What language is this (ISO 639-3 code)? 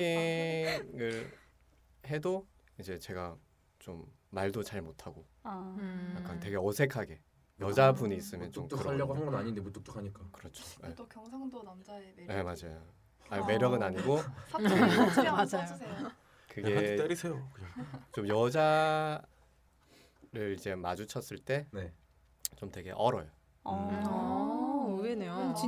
kor